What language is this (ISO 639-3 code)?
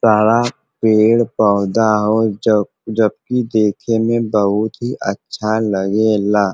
bho